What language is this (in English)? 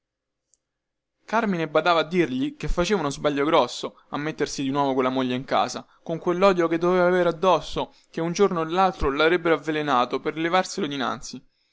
Italian